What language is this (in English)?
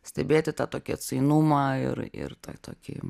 Lithuanian